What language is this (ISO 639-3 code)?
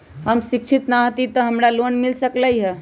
mag